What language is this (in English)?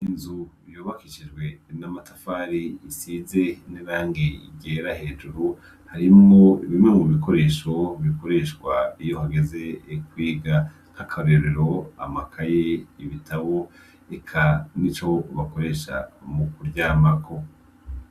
Rundi